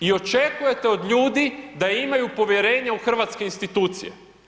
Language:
Croatian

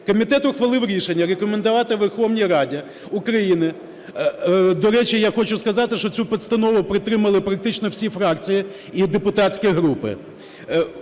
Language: Ukrainian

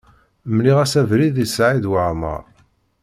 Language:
Kabyle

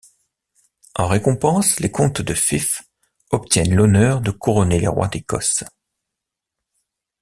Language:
French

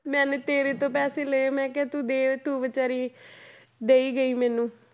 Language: Punjabi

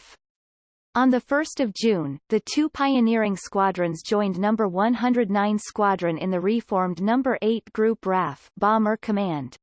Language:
English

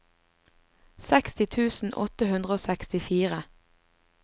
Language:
Norwegian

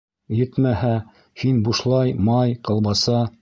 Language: Bashkir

